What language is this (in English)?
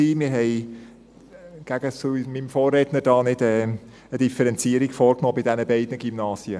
Swiss German